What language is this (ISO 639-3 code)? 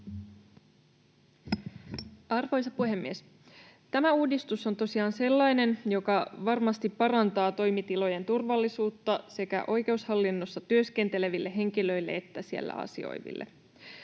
fin